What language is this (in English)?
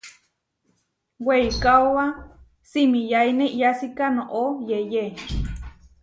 Huarijio